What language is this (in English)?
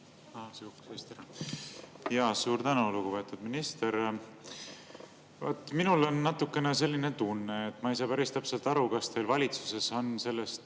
Estonian